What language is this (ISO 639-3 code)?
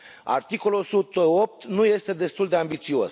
ron